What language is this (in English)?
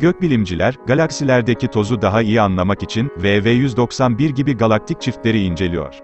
Turkish